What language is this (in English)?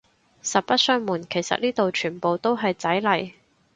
Cantonese